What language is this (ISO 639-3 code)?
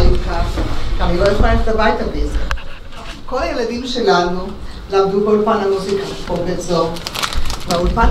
heb